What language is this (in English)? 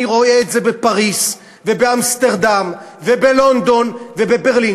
Hebrew